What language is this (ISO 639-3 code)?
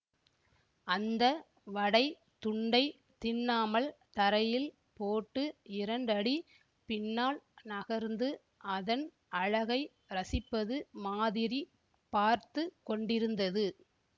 tam